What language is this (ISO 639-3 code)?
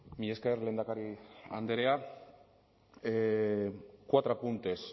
eus